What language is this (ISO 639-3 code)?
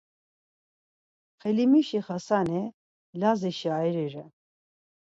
lzz